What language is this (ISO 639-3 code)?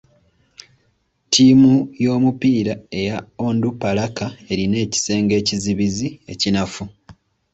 lug